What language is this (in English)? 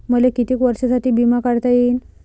Marathi